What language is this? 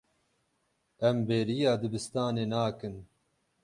Kurdish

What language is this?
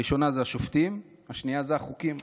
Hebrew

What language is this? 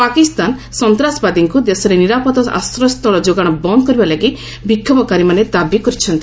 Odia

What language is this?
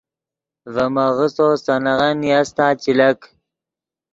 Yidgha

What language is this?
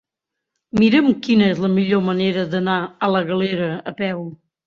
Catalan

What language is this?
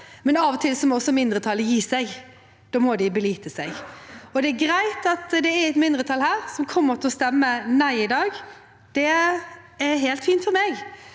Norwegian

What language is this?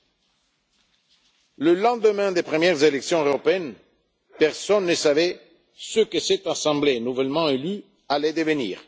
French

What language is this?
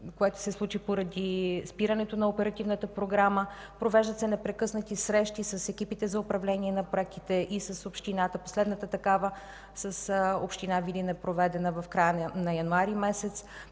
Bulgarian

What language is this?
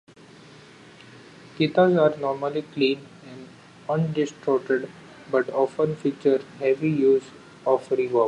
English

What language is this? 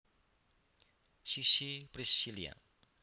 Javanese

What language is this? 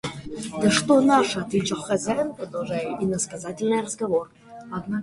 Russian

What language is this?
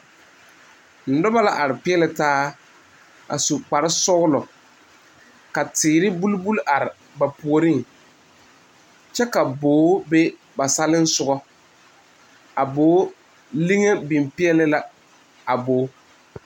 Southern Dagaare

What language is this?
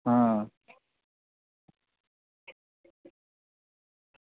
Dogri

